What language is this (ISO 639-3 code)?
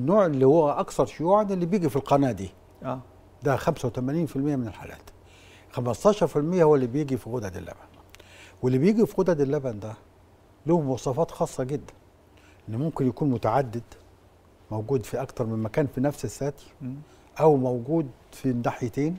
ara